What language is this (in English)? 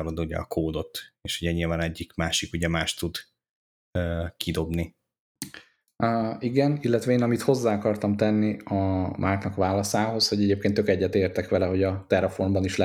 Hungarian